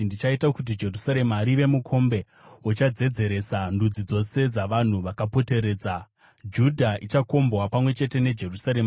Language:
Shona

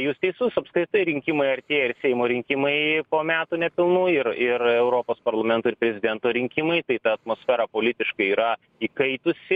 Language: Lithuanian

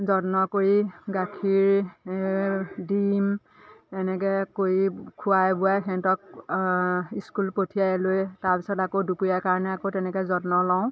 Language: Assamese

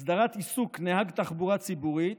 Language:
Hebrew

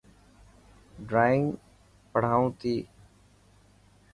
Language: Dhatki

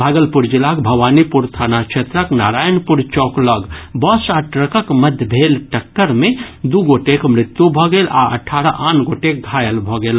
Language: Maithili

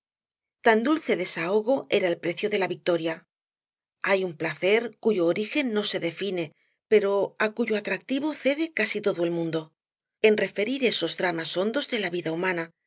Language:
Spanish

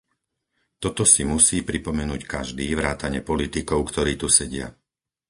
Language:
Slovak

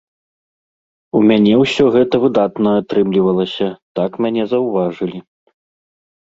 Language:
Belarusian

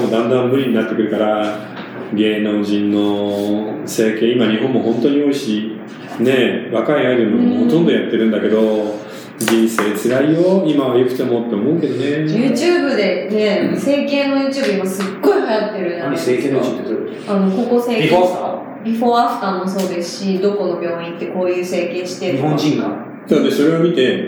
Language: Japanese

